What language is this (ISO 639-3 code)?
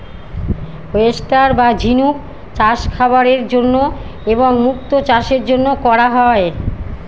ben